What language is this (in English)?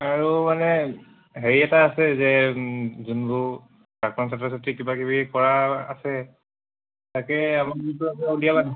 Assamese